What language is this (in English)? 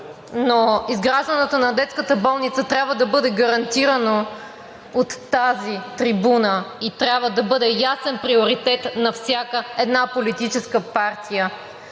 Bulgarian